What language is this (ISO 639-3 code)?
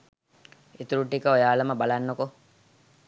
sin